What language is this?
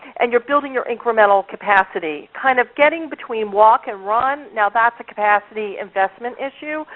English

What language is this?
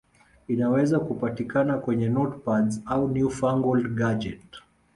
Swahili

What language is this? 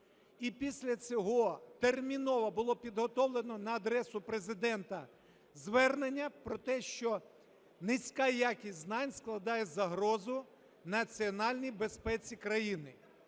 Ukrainian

